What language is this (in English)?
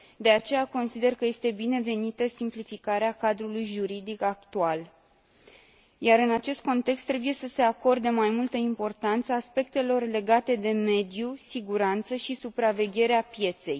Romanian